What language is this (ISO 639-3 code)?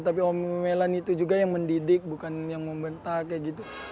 ind